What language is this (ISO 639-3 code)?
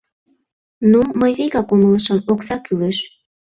chm